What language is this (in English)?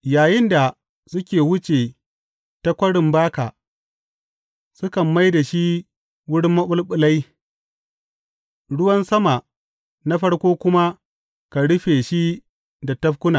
Hausa